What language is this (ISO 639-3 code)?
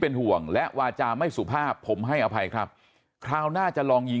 tha